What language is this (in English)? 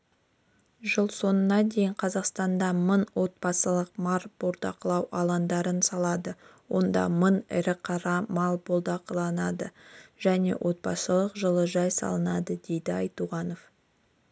Kazakh